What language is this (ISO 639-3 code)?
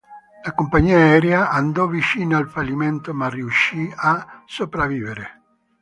ita